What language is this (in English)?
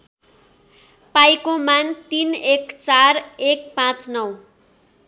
Nepali